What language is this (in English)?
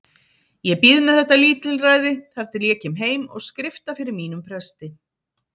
Icelandic